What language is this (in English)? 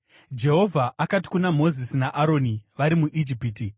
Shona